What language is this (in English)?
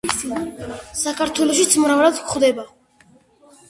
Georgian